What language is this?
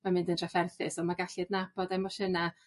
Welsh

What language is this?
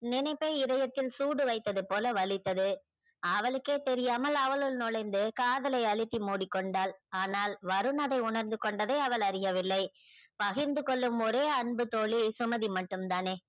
Tamil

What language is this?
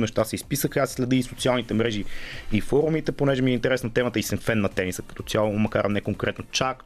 Bulgarian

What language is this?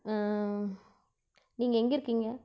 Tamil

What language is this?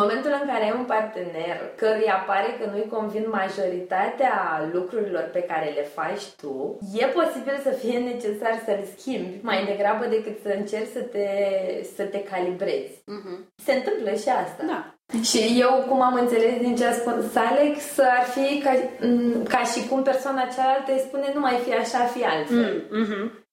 Romanian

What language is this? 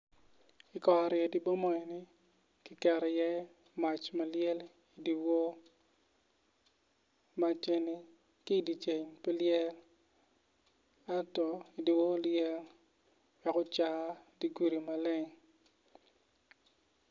Acoli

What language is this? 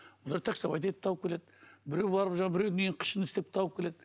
Kazakh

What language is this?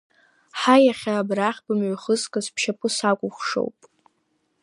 Abkhazian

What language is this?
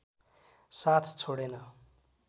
Nepali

